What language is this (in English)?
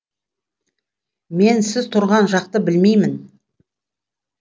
Kazakh